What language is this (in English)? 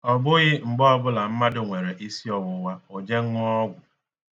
Igbo